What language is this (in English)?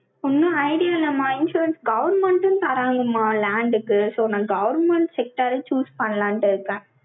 Tamil